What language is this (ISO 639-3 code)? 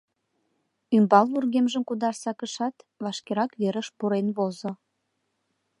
chm